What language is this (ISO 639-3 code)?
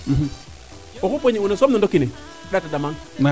srr